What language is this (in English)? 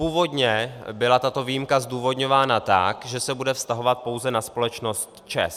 Czech